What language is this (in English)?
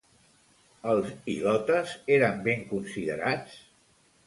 Catalan